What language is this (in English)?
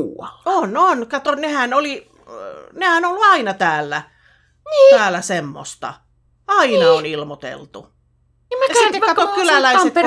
Finnish